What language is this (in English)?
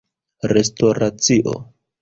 Esperanto